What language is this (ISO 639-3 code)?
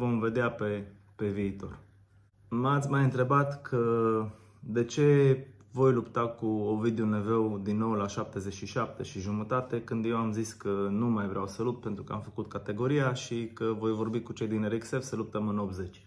ron